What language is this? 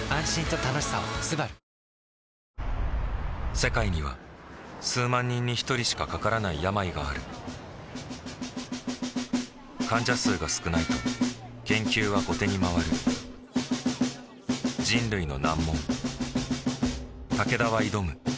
Japanese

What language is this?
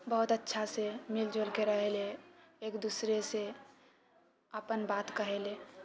Maithili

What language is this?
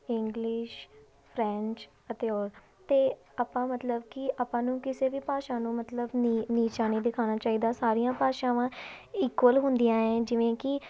Punjabi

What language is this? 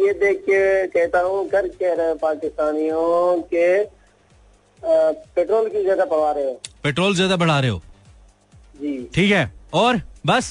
Hindi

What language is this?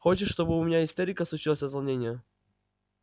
Russian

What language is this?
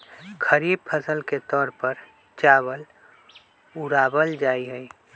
Magahi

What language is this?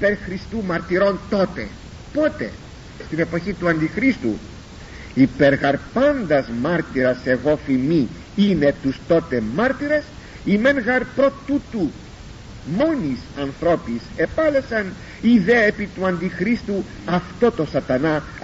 Greek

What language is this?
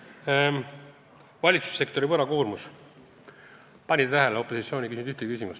Estonian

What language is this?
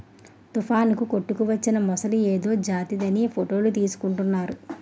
Telugu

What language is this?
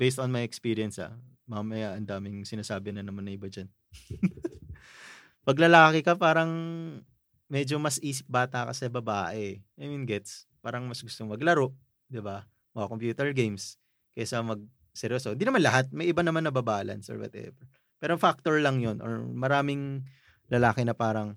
Filipino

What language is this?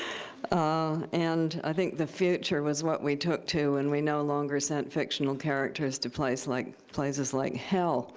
English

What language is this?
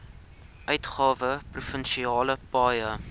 Afrikaans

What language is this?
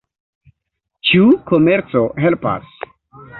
Esperanto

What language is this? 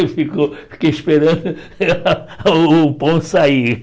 Portuguese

